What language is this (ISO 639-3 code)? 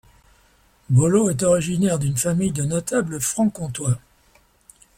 fra